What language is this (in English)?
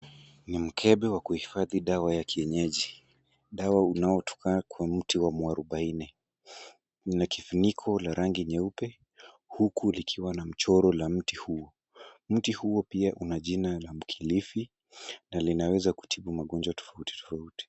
Swahili